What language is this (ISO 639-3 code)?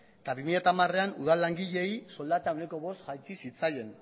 eus